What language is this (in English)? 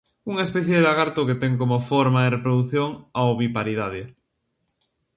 Galician